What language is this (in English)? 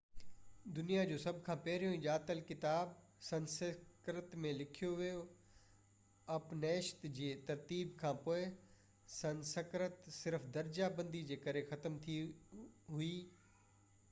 Sindhi